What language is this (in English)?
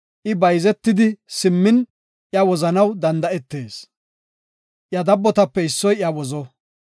Gofa